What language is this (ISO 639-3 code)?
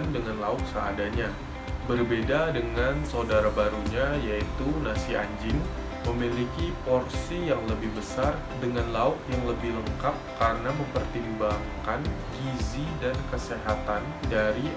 ind